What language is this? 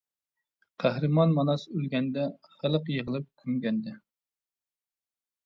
Uyghur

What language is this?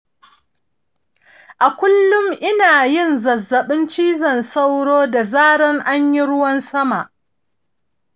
Hausa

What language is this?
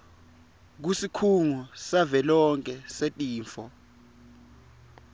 Swati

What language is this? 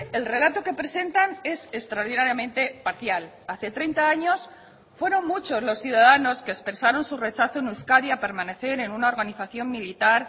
Spanish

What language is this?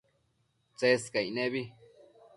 Matsés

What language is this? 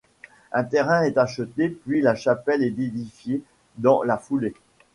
French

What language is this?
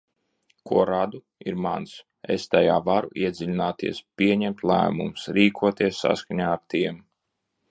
Latvian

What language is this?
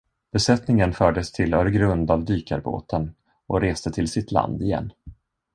Swedish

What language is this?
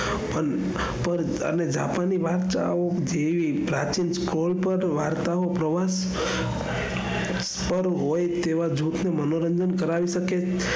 Gujarati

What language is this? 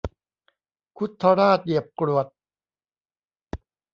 Thai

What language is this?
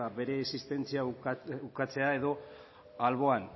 Basque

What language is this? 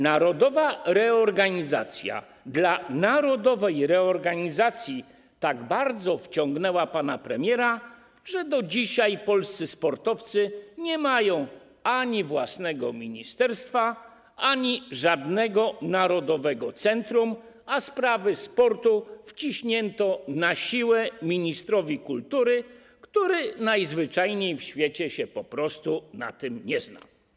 Polish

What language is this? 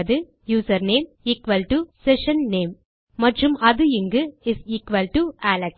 Tamil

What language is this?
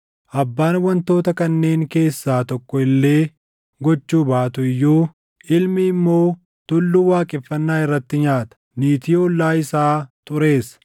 Oromo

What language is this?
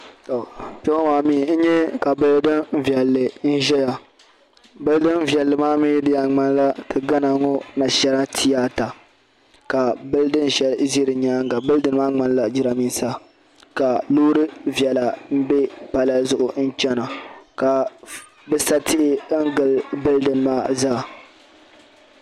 Dagbani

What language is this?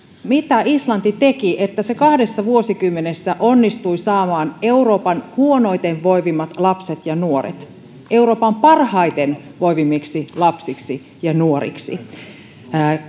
Finnish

